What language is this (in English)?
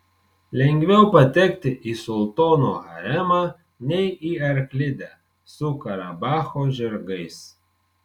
Lithuanian